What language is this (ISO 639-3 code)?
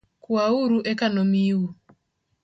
luo